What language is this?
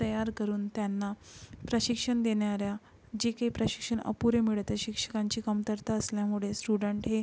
Marathi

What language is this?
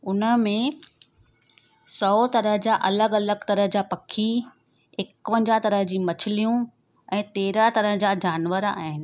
Sindhi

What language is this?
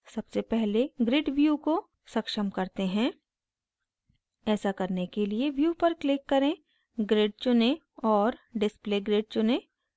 Hindi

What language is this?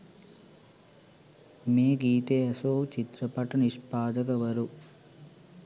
Sinhala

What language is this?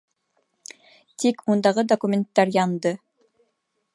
Bashkir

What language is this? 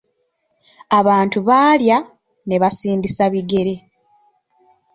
Ganda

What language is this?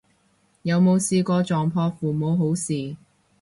Cantonese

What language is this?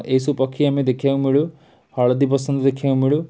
Odia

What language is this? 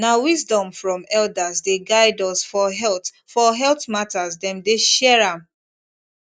Nigerian Pidgin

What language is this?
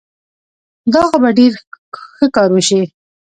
Pashto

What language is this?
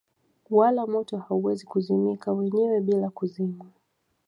Swahili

